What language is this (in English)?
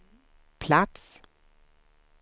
Swedish